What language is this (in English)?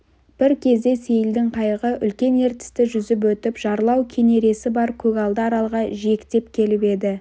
Kazakh